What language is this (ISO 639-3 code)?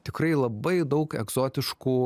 lit